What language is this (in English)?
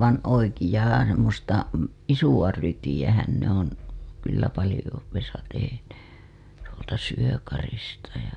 Finnish